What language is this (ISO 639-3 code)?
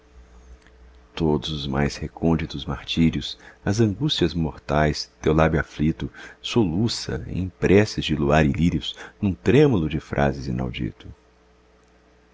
por